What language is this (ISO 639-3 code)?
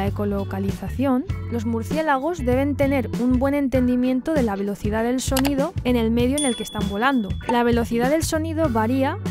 spa